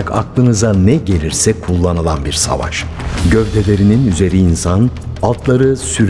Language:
Turkish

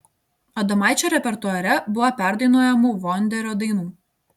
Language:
Lithuanian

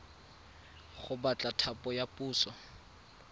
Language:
Tswana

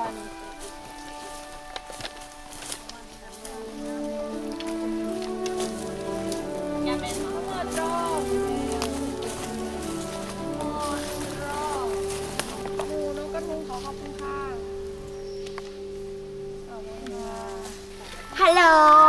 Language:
Thai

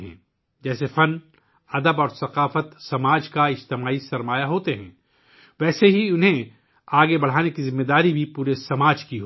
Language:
Urdu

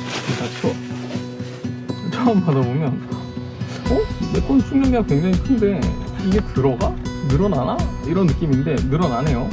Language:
Korean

